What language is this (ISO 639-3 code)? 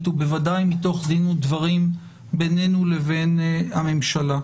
heb